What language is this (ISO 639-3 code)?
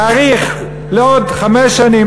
heb